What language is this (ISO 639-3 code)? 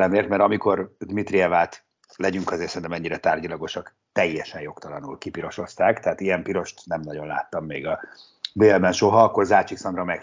hun